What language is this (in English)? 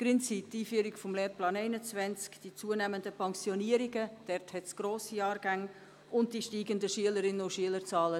Swiss German